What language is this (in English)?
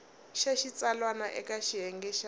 Tsonga